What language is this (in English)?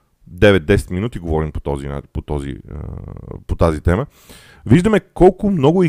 Bulgarian